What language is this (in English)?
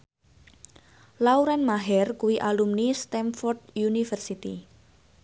Javanese